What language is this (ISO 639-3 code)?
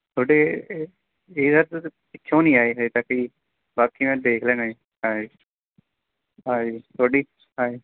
pan